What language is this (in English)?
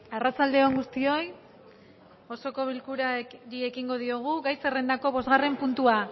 Basque